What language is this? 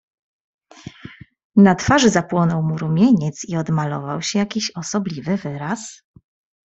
Polish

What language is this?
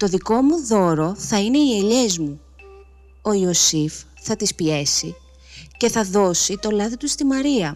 Greek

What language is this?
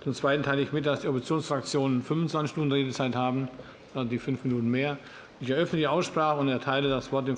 German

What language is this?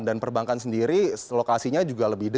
Indonesian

